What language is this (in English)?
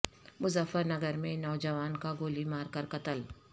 Urdu